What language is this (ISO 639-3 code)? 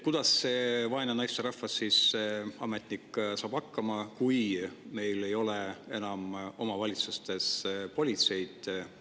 est